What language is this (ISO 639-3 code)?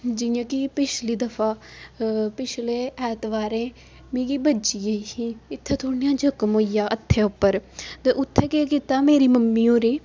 doi